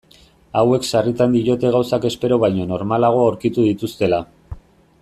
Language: Basque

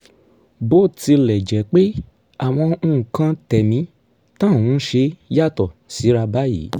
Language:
Yoruba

